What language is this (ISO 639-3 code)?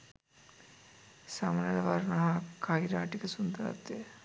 sin